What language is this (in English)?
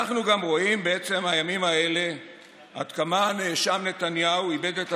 Hebrew